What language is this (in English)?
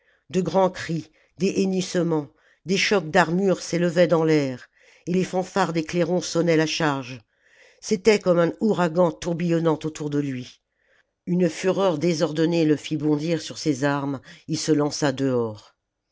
French